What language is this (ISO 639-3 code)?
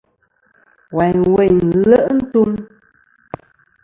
bkm